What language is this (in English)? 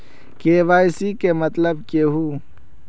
Magahi